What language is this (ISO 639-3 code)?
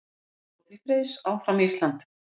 isl